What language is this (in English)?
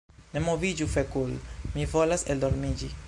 Esperanto